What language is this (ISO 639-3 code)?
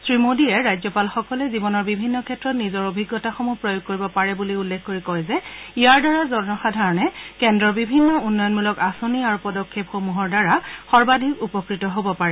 asm